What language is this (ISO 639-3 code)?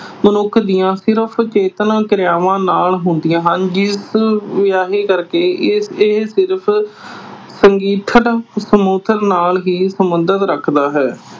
pan